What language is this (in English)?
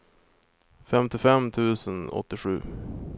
Swedish